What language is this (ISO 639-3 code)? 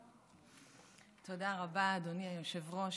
heb